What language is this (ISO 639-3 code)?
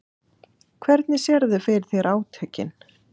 isl